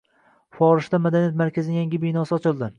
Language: Uzbek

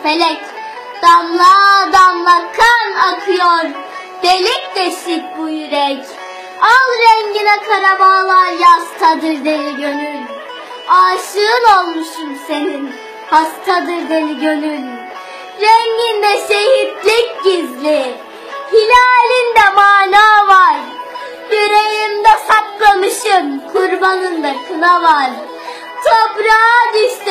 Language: Turkish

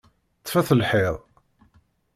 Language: Kabyle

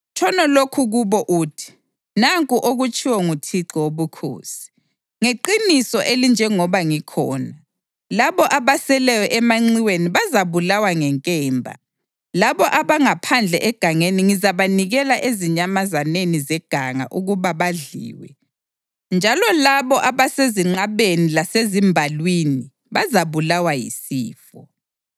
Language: North Ndebele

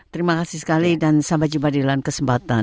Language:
Indonesian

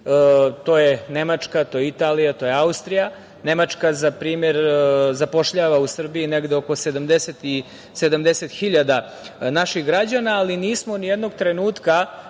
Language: Serbian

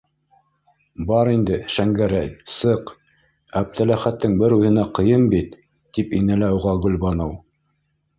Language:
Bashkir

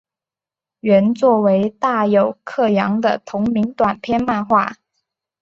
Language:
Chinese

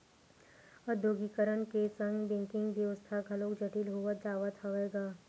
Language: Chhattisgarhi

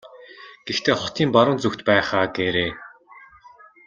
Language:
Mongolian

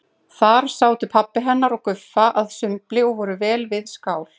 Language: Icelandic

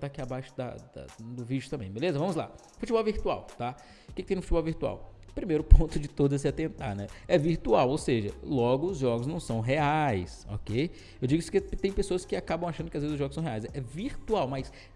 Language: Portuguese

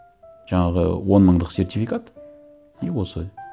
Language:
Kazakh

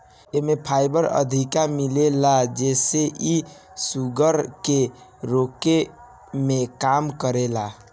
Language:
Bhojpuri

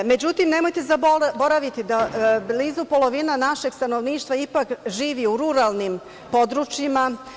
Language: Serbian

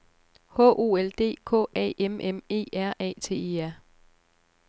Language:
Danish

